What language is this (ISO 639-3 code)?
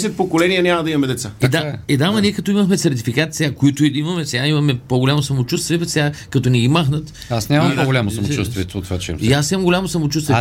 bul